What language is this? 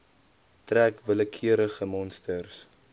Afrikaans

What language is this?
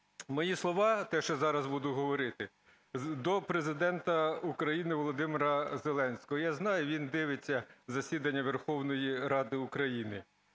Ukrainian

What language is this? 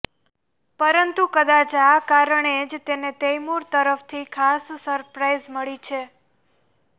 Gujarati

